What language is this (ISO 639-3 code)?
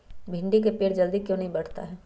mag